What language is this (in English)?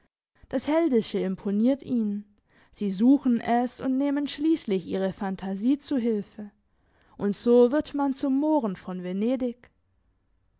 German